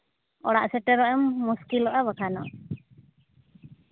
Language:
Santali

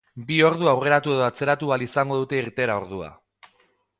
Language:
Basque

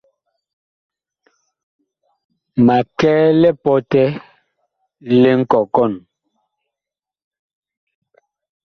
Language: Bakoko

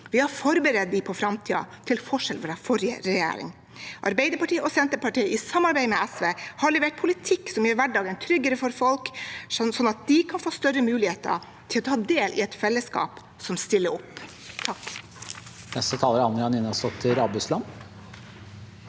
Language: Norwegian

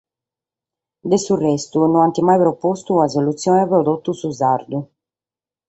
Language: Sardinian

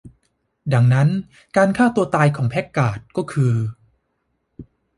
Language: Thai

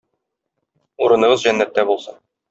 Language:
Tatar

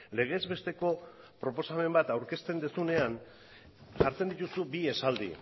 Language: Basque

